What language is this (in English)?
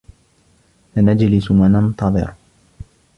Arabic